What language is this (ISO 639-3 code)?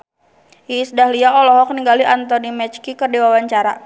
sun